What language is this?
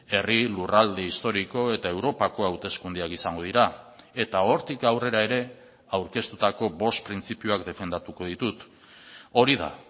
Basque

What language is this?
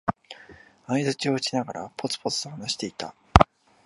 Japanese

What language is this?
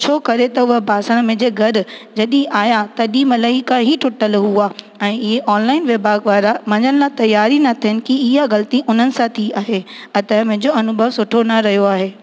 Sindhi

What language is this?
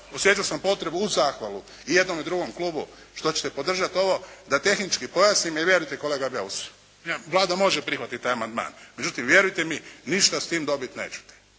Croatian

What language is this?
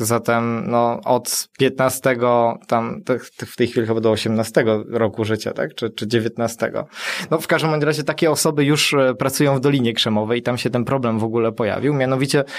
Polish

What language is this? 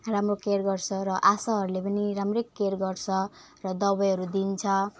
Nepali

